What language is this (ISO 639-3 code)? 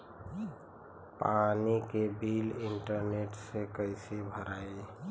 bho